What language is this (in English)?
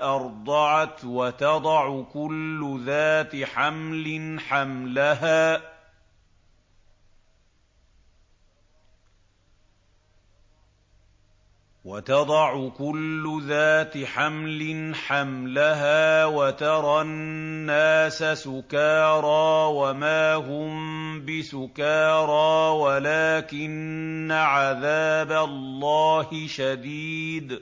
Arabic